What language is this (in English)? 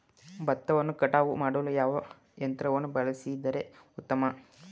Kannada